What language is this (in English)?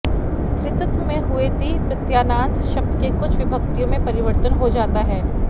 Sanskrit